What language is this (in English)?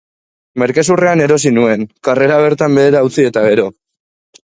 Basque